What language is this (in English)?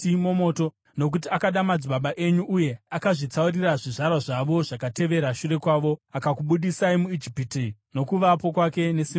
Shona